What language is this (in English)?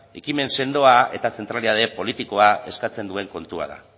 Basque